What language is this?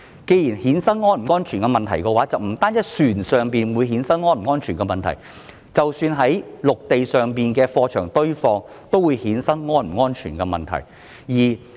Cantonese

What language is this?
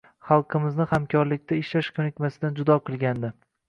Uzbek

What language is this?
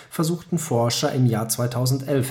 German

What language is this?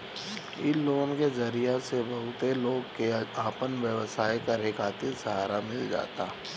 Bhojpuri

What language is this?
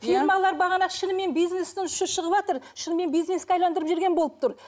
Kazakh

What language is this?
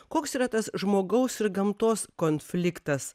Lithuanian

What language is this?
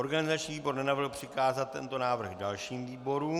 Czech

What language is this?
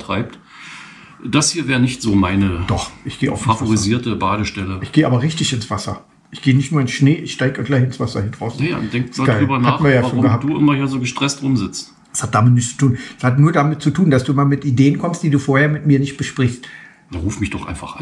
German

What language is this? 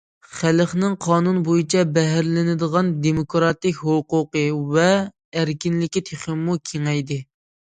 Uyghur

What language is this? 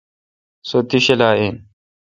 Kalkoti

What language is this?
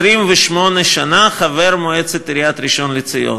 Hebrew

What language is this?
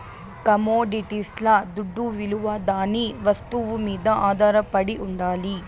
Telugu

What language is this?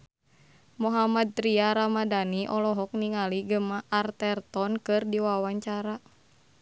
Sundanese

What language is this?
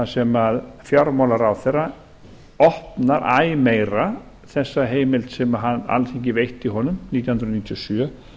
Icelandic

